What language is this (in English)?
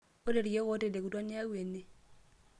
Masai